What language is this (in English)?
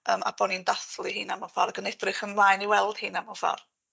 Welsh